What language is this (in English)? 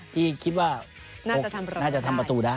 Thai